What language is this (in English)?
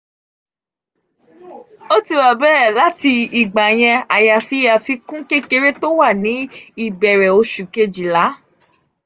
Yoruba